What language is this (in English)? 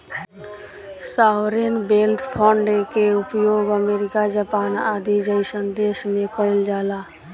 Bhojpuri